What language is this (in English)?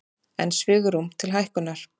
Icelandic